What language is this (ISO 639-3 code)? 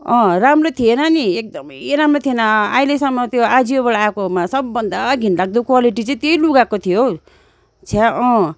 nep